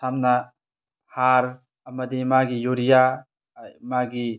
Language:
Manipuri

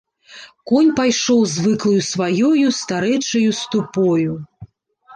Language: Belarusian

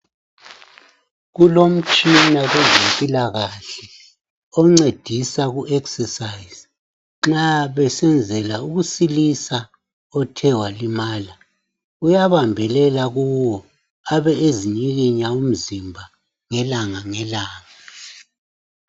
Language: North Ndebele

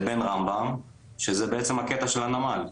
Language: Hebrew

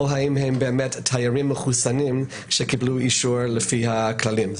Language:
Hebrew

